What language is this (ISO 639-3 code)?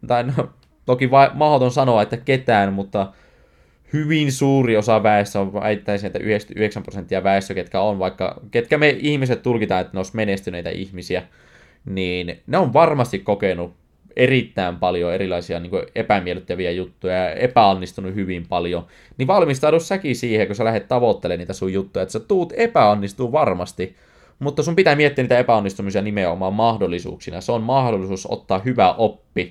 fin